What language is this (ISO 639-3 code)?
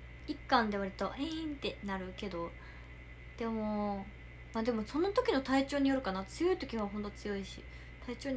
jpn